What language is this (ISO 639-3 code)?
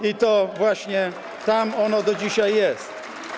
pol